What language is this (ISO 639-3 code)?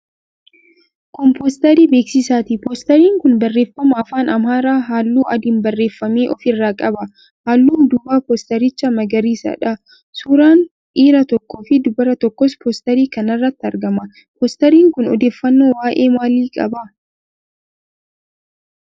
orm